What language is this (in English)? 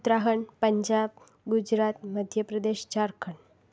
Sindhi